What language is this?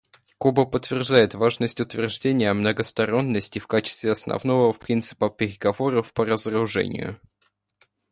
Russian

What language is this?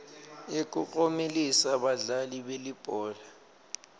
Swati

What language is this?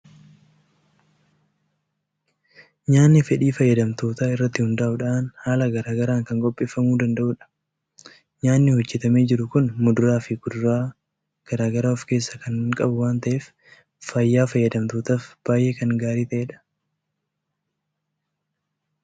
Oromo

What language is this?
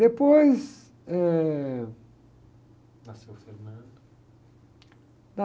Portuguese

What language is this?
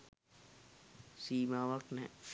Sinhala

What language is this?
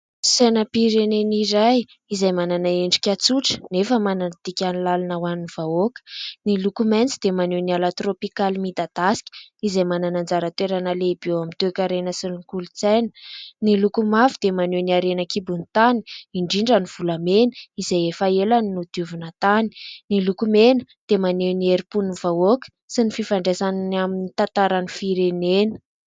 Malagasy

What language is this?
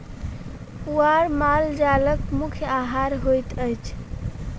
Maithili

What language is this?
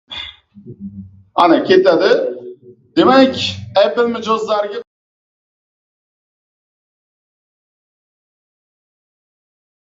Uzbek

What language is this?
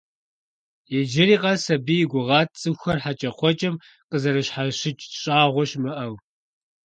Kabardian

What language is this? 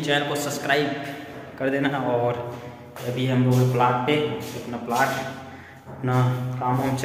Hindi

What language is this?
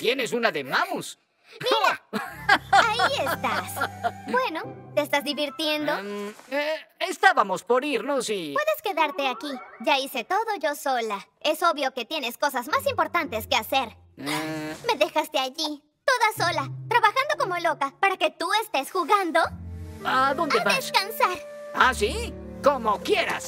Spanish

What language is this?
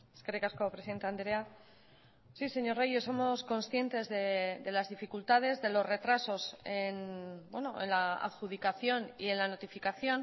Spanish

